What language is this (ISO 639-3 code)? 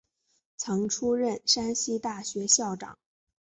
zho